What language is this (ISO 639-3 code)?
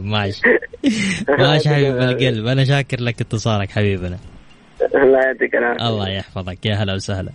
ara